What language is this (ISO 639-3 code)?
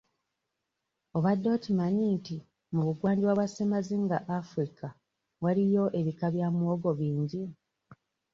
lug